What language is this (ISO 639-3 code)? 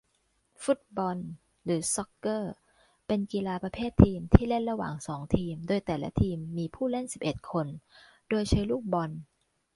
tha